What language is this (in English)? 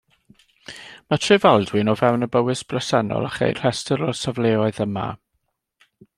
Welsh